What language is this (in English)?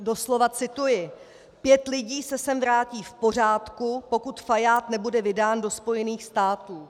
Czech